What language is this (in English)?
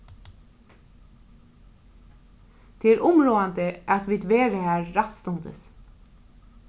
Faroese